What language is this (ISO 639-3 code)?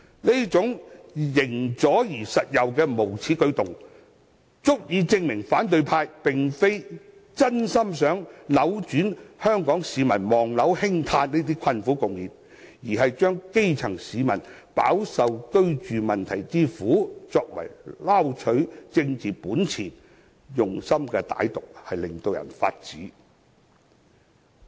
yue